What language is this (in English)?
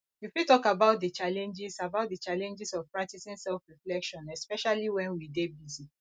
Nigerian Pidgin